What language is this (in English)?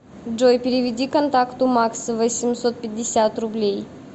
Russian